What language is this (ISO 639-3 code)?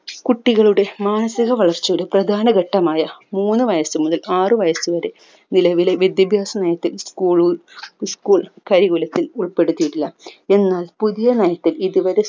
mal